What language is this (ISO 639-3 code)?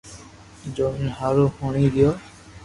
lrk